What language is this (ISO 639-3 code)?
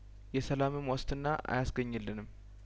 amh